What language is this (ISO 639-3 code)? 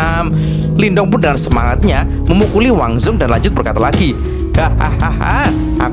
ind